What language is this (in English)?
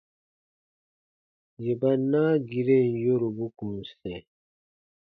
Baatonum